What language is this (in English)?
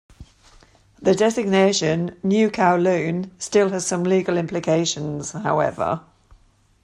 English